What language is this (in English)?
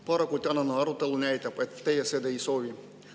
Estonian